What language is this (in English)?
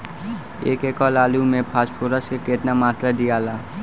Bhojpuri